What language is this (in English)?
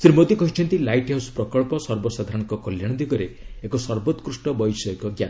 Odia